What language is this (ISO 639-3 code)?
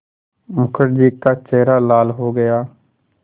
hin